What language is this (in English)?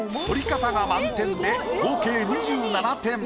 Japanese